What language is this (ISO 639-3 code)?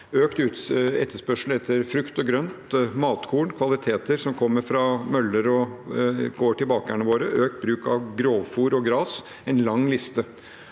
nor